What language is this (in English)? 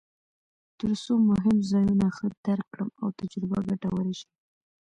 Pashto